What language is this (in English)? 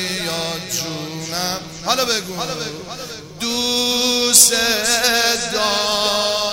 Persian